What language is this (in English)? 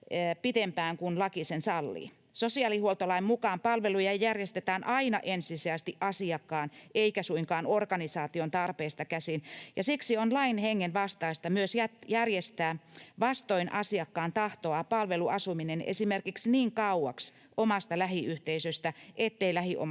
Finnish